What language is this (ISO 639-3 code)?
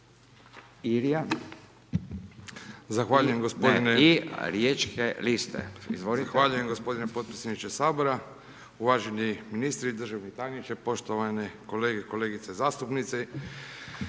hrv